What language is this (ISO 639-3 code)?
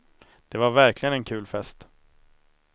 swe